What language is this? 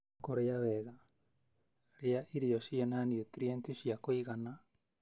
Kikuyu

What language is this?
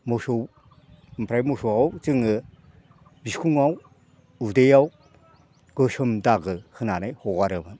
Bodo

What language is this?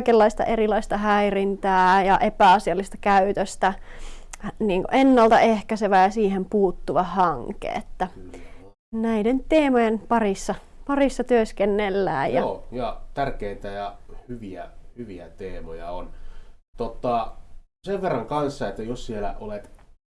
Finnish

